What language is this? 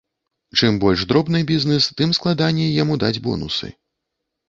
Belarusian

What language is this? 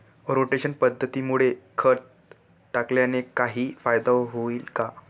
Marathi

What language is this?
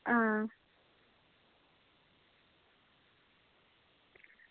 Dogri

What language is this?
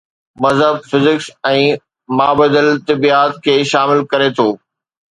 Sindhi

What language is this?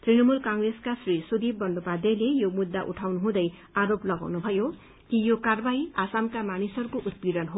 Nepali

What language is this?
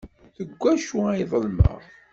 Kabyle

